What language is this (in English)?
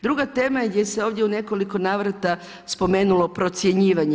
Croatian